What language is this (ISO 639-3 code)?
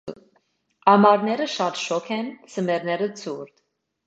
hye